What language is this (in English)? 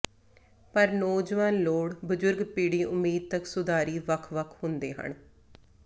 Punjabi